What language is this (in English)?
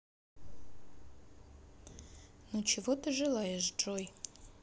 Russian